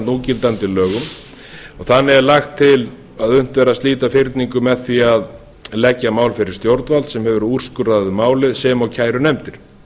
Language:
Icelandic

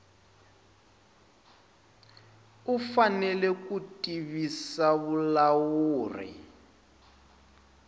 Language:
Tsonga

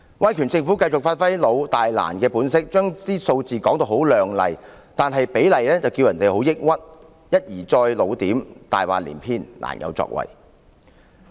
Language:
Cantonese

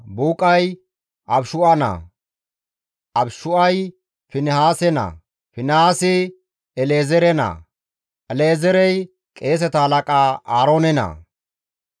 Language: Gamo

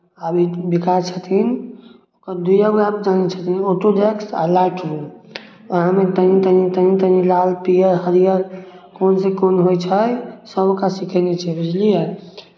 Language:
Maithili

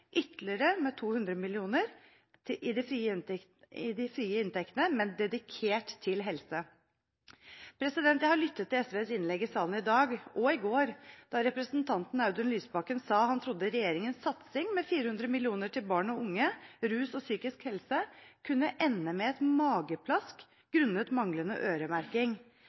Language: Norwegian Bokmål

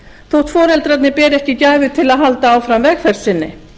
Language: Icelandic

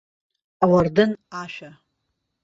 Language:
Abkhazian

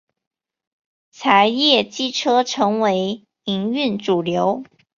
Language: Chinese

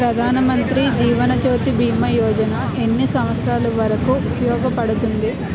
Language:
Telugu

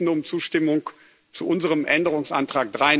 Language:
German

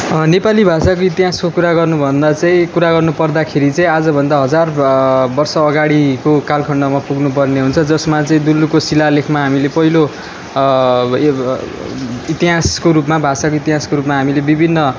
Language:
Nepali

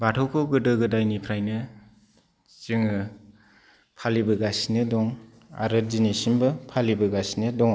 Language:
Bodo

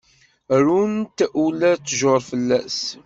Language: Kabyle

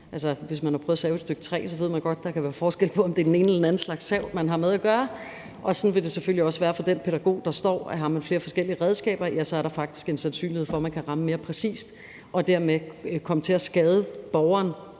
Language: Danish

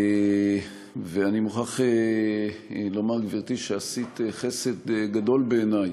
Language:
Hebrew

